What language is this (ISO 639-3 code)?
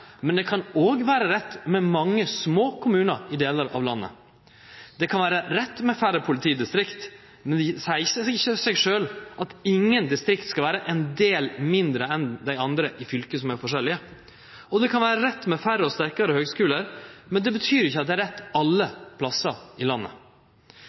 nno